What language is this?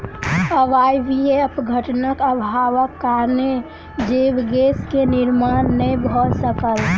Maithili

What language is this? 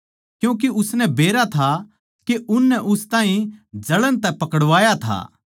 Haryanvi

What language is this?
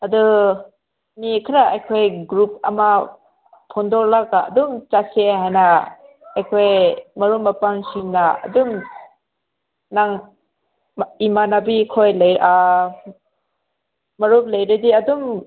Manipuri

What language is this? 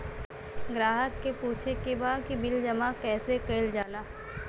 Bhojpuri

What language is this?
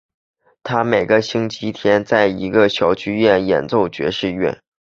Chinese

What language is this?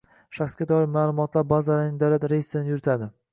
Uzbek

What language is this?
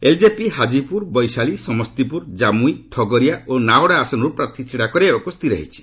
Odia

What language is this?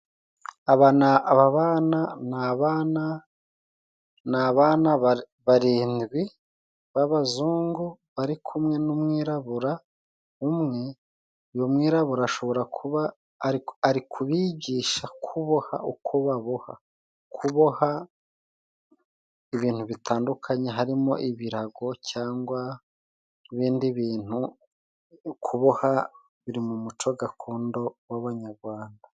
Kinyarwanda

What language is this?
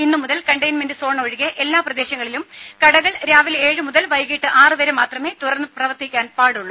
Malayalam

